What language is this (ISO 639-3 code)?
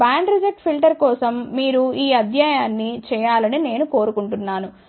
tel